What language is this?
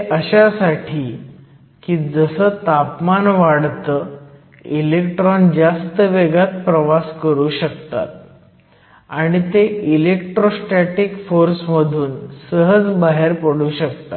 Marathi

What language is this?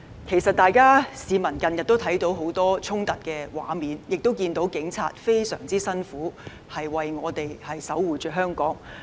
Cantonese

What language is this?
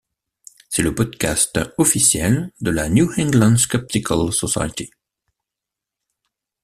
French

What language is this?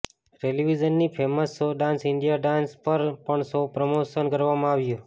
Gujarati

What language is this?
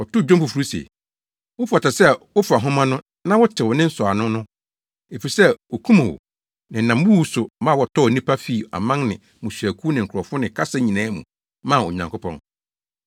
Akan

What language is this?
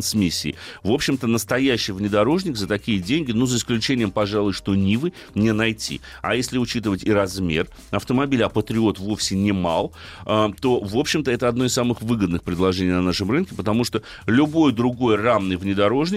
Russian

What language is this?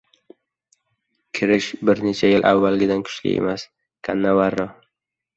Uzbek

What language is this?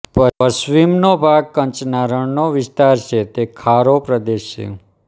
Gujarati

